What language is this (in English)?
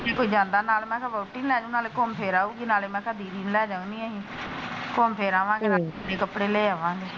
Punjabi